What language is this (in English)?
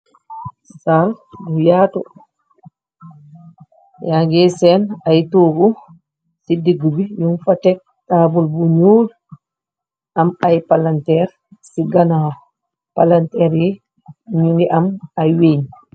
Wolof